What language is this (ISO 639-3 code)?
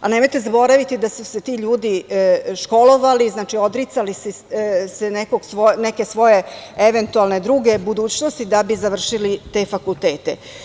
srp